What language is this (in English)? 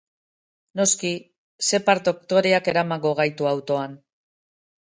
Basque